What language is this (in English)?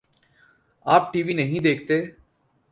Urdu